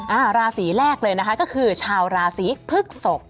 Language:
Thai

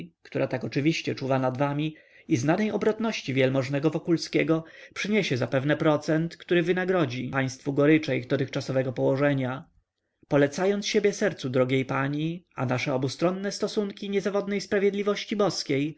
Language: Polish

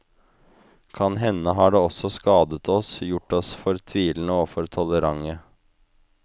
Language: Norwegian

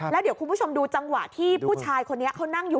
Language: Thai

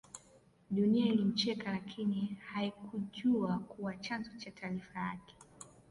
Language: Swahili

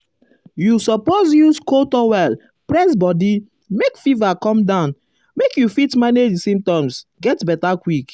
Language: Nigerian Pidgin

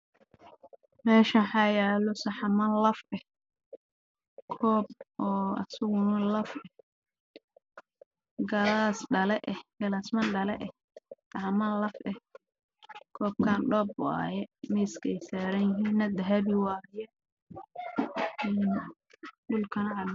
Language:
Somali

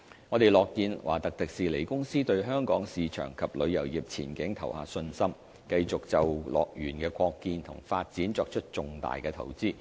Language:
Cantonese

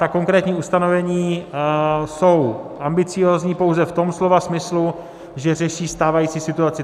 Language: Czech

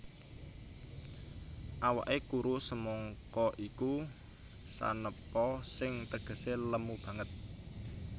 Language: Javanese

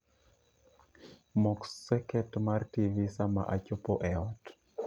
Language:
Luo (Kenya and Tanzania)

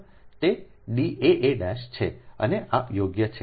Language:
Gujarati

